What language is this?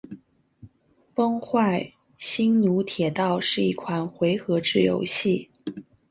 Chinese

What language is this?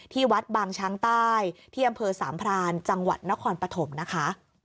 Thai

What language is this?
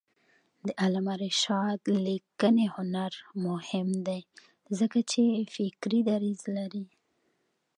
Pashto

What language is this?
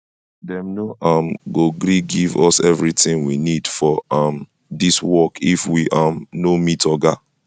Nigerian Pidgin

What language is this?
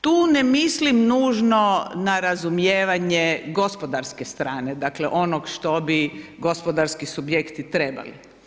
Croatian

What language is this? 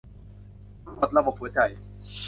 Thai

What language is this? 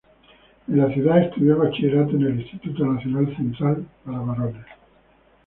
Spanish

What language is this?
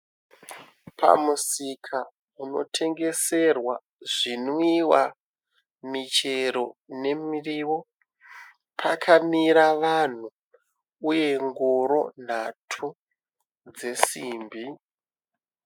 Shona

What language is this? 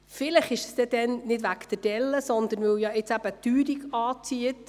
Swiss German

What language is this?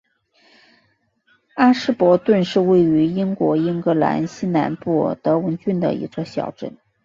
Chinese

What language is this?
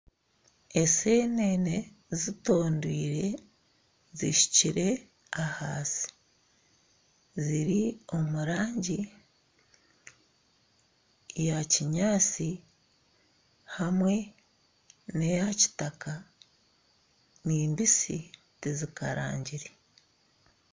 Nyankole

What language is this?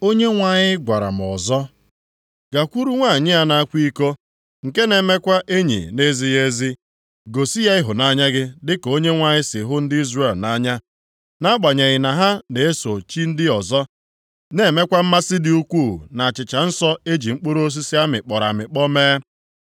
Igbo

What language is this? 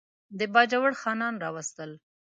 Pashto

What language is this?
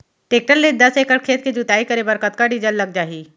Chhattisgarhi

